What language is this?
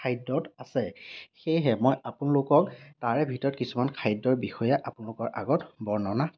Assamese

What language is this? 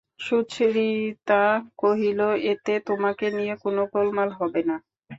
Bangla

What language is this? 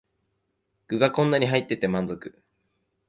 Japanese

